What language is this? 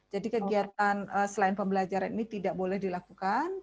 Indonesian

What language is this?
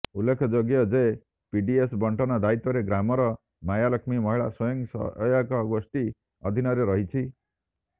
Odia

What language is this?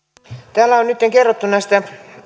Finnish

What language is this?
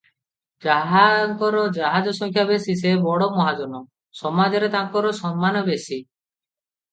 Odia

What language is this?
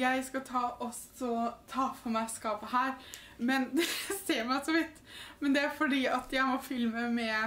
Norwegian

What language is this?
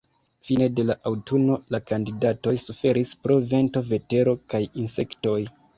Esperanto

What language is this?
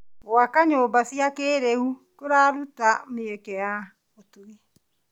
Kikuyu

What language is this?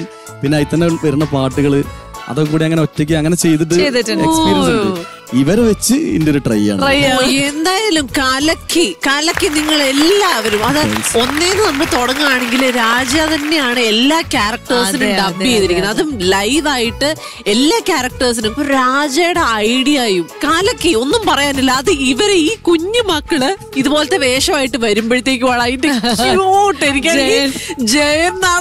Malayalam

